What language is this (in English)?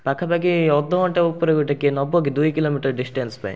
Odia